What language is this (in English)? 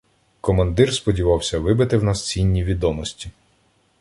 Ukrainian